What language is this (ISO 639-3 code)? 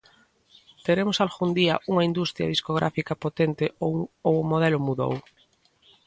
glg